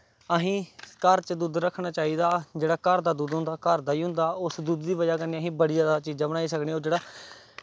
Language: Dogri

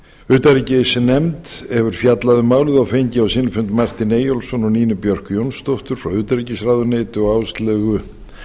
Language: Icelandic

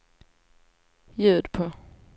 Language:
Swedish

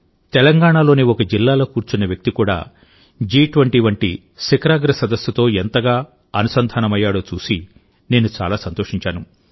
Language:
Telugu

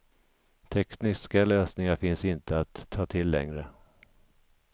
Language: Swedish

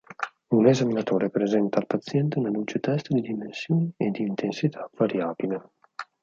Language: Italian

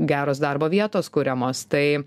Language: Lithuanian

